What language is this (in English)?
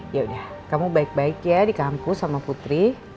Indonesian